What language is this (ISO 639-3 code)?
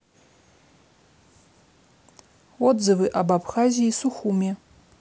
rus